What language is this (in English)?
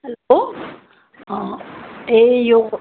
Nepali